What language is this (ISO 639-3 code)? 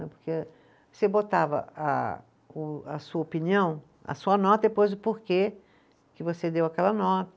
por